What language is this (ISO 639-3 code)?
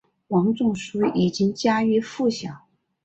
zho